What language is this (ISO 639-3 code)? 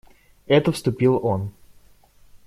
rus